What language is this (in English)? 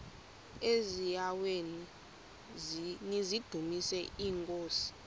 Xhosa